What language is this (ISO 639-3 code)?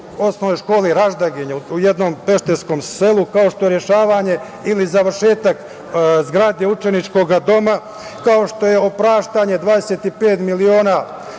srp